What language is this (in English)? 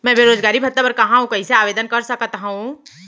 Chhattisgarhi